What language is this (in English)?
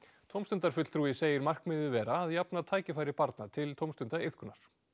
Icelandic